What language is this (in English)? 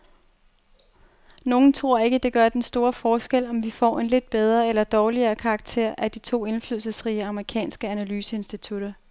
Danish